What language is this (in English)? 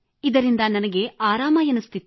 Kannada